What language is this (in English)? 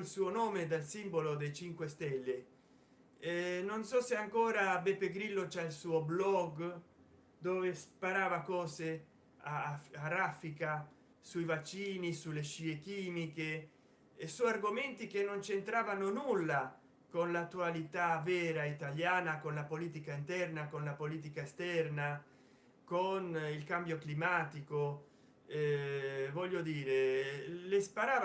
Italian